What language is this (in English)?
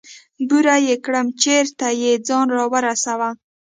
Pashto